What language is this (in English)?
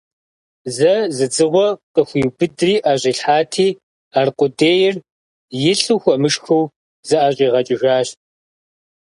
Kabardian